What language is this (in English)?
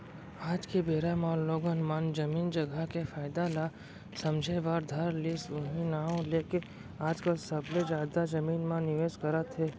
Chhattisgarhi